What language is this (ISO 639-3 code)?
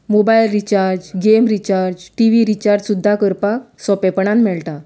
kok